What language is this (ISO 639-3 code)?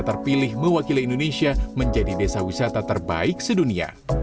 ind